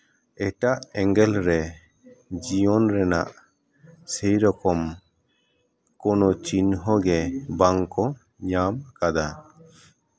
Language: Santali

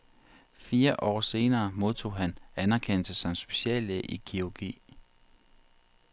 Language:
Danish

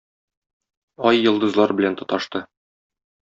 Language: Tatar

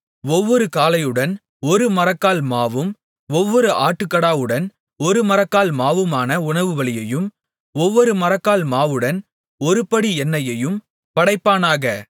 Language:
Tamil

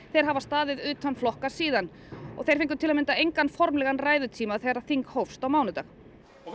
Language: Icelandic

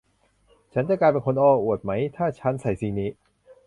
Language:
Thai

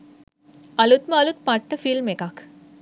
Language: Sinhala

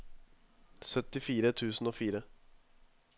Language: Norwegian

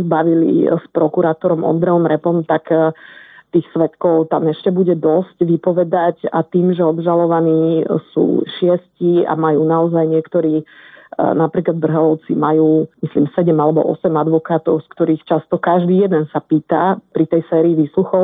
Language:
Slovak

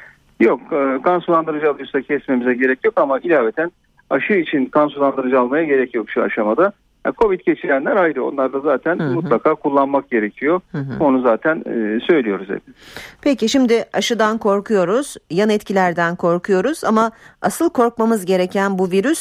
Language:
Turkish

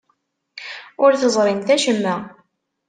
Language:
Kabyle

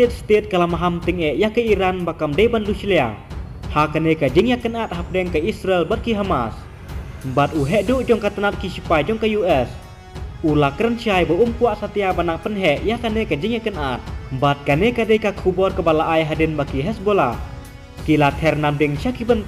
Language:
Indonesian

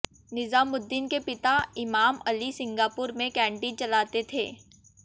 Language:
Hindi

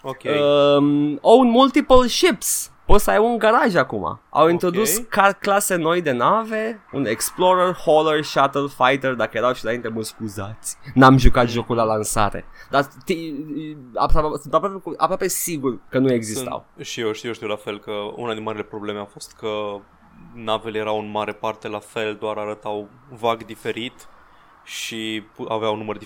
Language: Romanian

